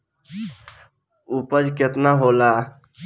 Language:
Bhojpuri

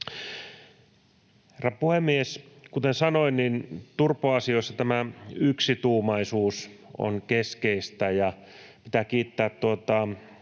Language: Finnish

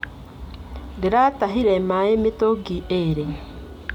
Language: Kikuyu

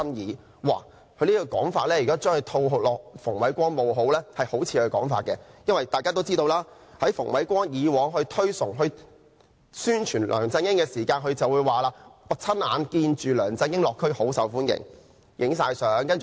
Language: Cantonese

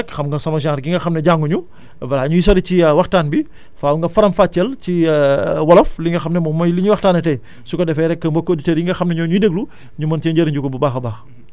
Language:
Wolof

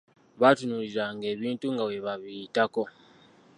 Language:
Ganda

